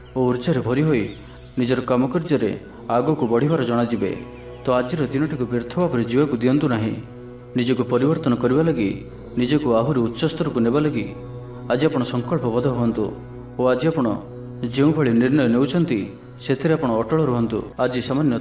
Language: Bangla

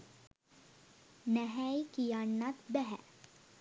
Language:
Sinhala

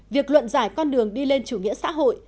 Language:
Vietnamese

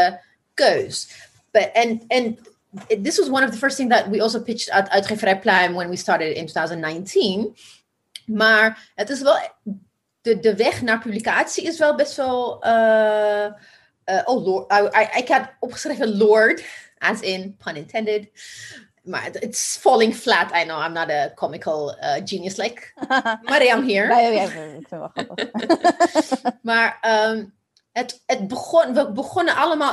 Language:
Dutch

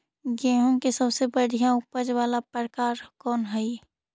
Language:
Magahi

